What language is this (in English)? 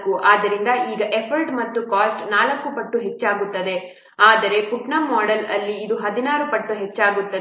Kannada